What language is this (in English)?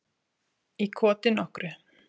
Icelandic